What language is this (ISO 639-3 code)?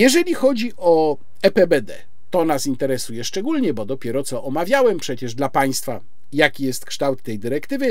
pol